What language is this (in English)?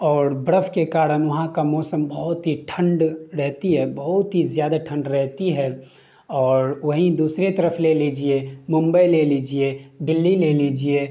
Urdu